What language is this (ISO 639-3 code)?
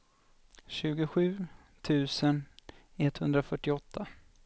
swe